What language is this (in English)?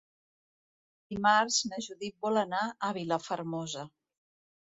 Catalan